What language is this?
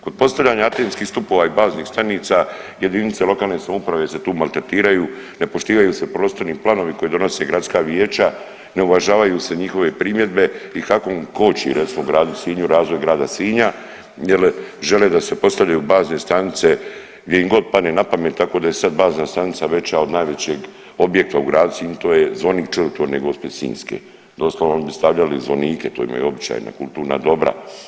Croatian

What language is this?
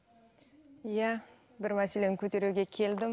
Kazakh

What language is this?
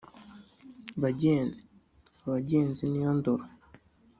Kinyarwanda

